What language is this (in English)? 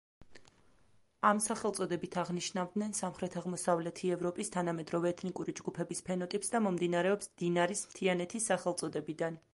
Georgian